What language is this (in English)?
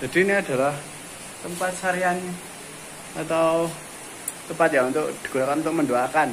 Indonesian